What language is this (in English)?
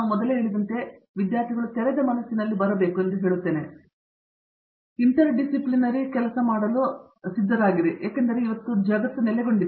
Kannada